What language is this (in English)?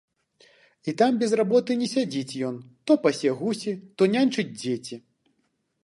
Belarusian